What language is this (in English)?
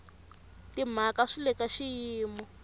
Tsonga